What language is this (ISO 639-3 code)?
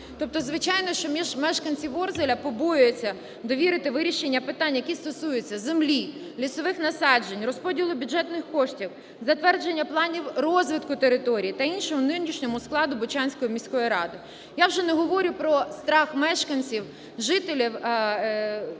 ukr